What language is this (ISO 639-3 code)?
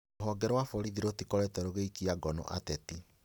kik